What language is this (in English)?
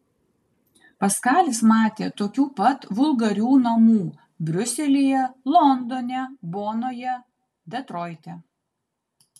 Lithuanian